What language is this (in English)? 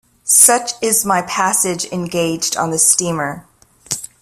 English